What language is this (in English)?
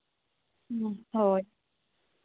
Santali